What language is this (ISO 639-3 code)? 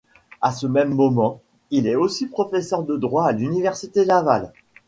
fra